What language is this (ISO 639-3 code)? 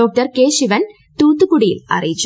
mal